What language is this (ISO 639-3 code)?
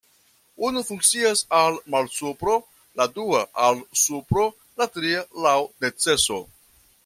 epo